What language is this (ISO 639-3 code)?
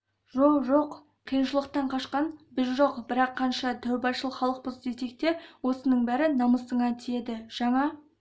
kaz